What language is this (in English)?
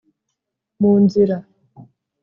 Kinyarwanda